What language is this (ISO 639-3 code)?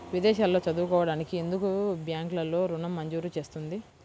tel